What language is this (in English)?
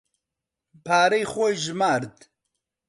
Central Kurdish